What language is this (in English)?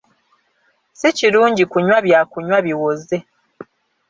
Ganda